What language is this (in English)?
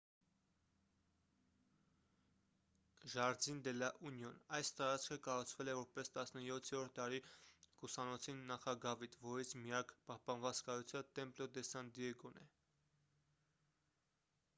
Armenian